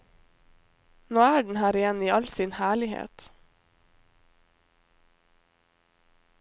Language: Norwegian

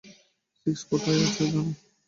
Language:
Bangla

